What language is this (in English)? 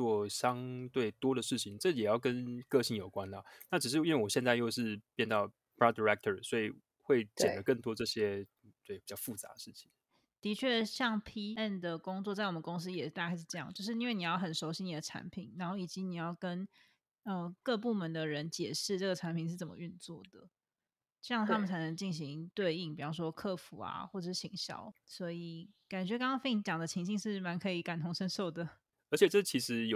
Chinese